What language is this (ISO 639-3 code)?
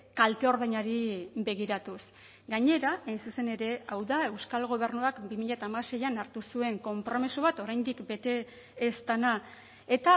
eus